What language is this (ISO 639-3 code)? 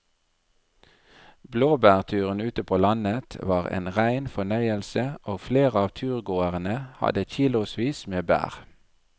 nor